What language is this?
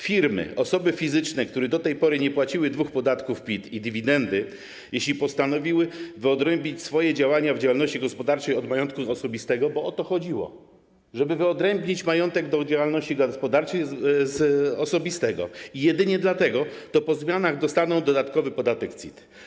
Polish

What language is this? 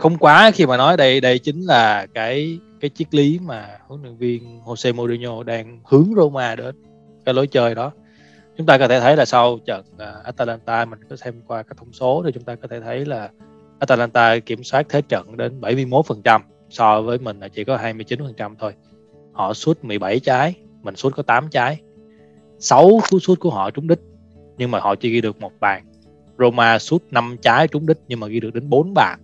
Vietnamese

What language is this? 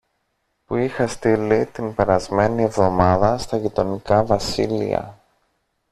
Greek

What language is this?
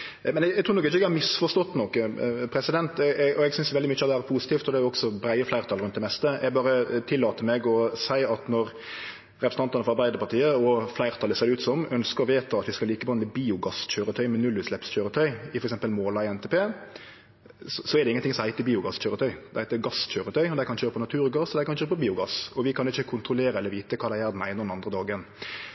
Norwegian Nynorsk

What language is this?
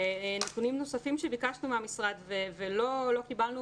Hebrew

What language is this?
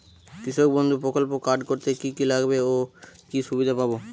Bangla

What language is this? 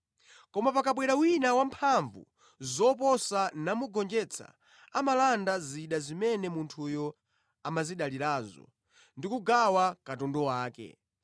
Nyanja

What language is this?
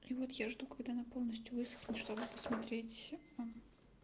Russian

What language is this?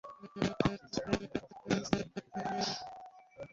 Bangla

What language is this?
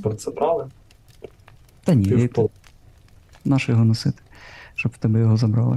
Ukrainian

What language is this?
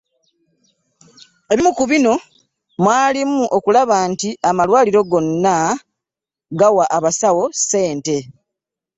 Ganda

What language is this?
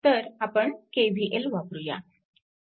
Marathi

